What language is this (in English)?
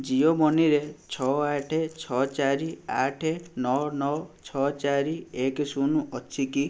Odia